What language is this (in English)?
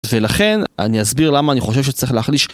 Hebrew